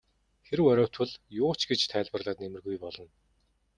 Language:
Mongolian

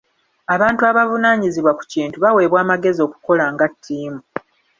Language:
Ganda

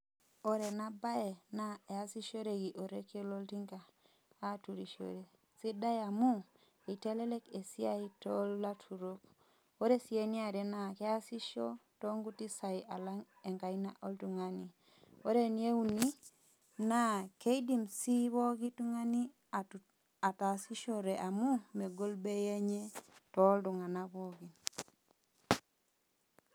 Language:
Masai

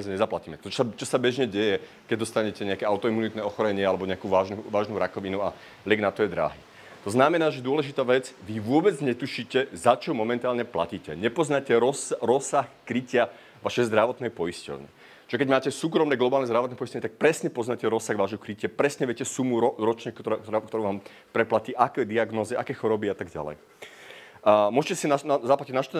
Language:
Czech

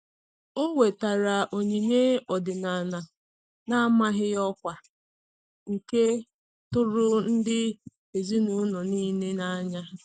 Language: Igbo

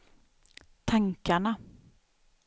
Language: Swedish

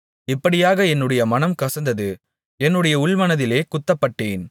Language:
Tamil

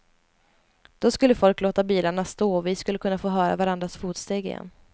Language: Swedish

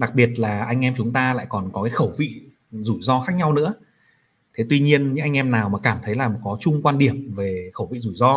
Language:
Vietnamese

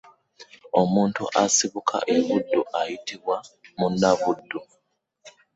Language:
Ganda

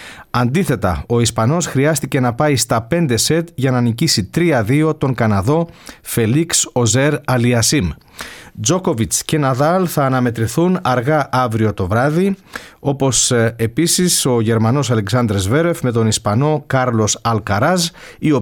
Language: Greek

